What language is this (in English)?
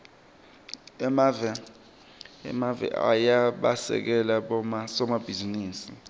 Swati